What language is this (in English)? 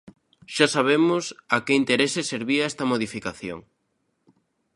Galician